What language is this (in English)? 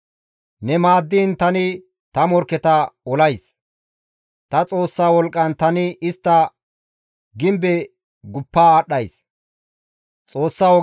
Gamo